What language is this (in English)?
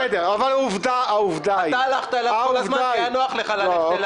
Hebrew